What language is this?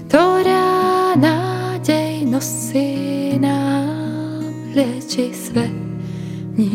Czech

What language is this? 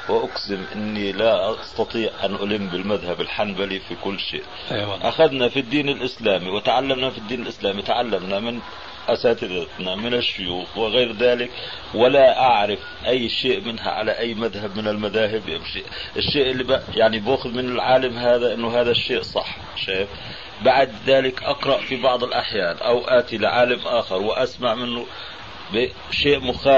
Arabic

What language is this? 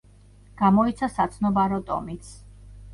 Georgian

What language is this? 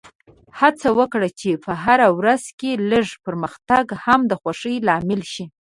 Pashto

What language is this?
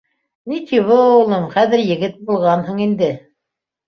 Bashkir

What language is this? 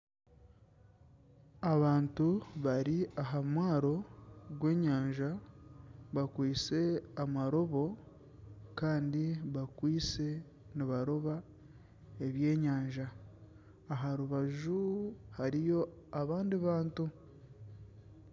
Nyankole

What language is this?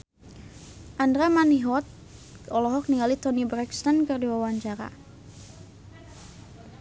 Sundanese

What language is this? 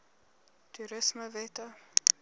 Afrikaans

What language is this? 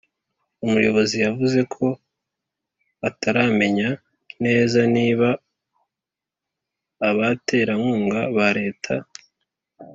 Kinyarwanda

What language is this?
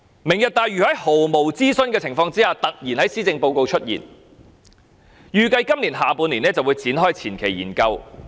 Cantonese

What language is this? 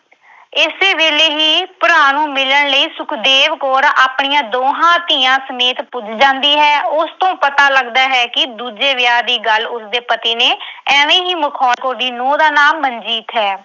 Punjabi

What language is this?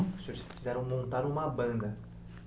Portuguese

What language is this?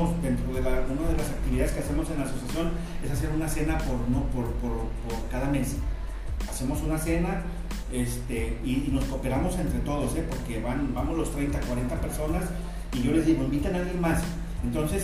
Spanish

